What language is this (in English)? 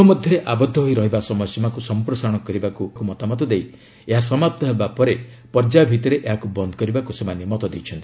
Odia